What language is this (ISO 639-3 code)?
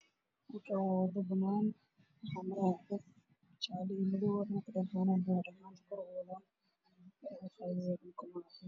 som